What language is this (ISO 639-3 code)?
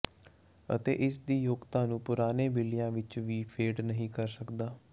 pan